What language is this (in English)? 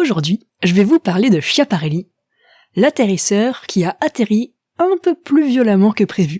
French